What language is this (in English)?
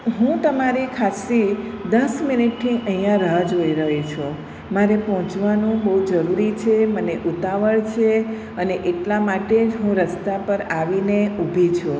Gujarati